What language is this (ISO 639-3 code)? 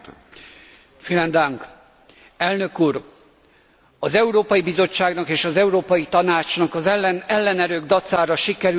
hun